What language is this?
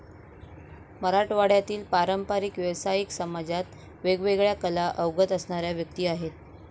Marathi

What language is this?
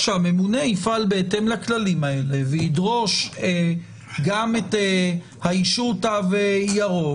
Hebrew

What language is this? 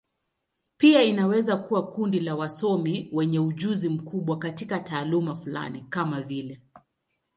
Swahili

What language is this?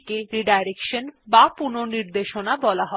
Bangla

